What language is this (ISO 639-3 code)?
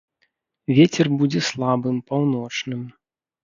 bel